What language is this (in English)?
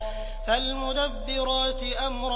Arabic